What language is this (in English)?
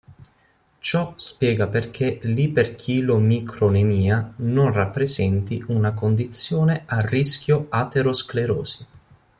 Italian